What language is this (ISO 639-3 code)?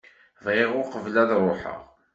kab